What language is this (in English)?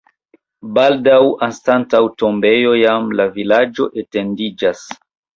Esperanto